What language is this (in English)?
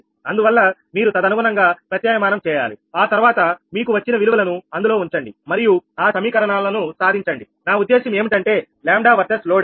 Telugu